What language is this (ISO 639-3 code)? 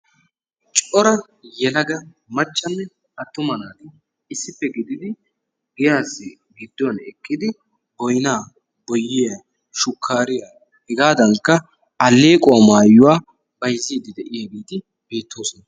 wal